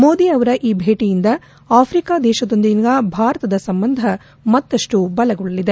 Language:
Kannada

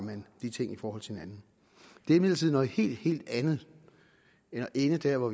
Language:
Danish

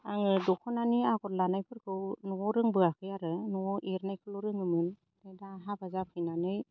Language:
Bodo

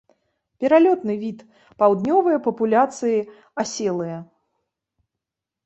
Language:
Belarusian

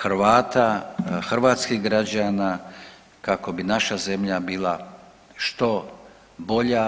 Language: Croatian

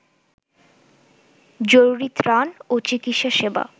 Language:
Bangla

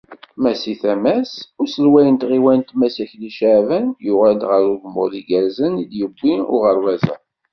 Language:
Kabyle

